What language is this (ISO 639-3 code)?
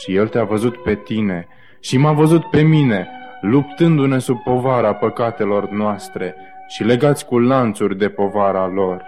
ron